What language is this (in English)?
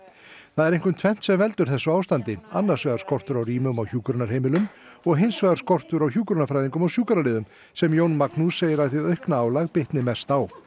Icelandic